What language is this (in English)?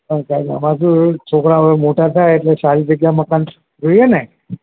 Gujarati